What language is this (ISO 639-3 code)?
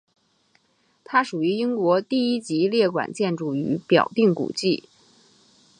zho